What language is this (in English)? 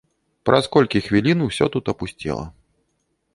Belarusian